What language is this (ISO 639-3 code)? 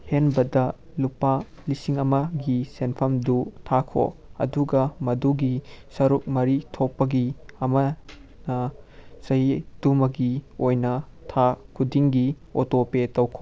mni